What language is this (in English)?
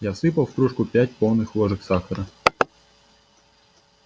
Russian